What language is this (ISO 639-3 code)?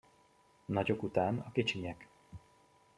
hun